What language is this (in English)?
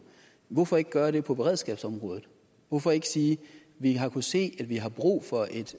Danish